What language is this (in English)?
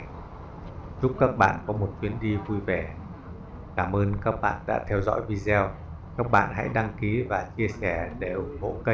Vietnamese